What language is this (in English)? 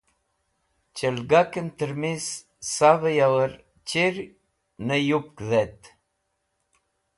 Wakhi